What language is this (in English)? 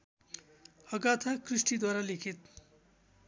Nepali